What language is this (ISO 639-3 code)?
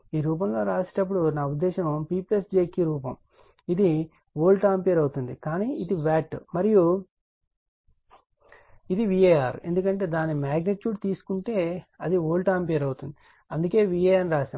tel